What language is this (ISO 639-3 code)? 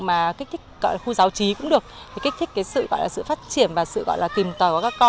vie